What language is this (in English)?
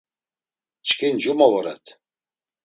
Laz